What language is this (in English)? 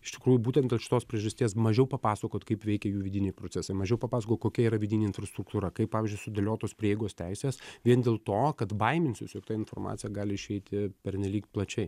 Lithuanian